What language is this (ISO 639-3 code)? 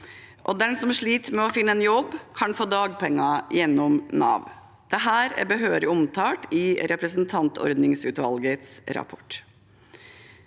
nor